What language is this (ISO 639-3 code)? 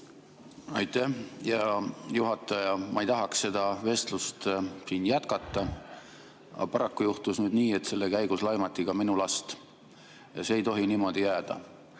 est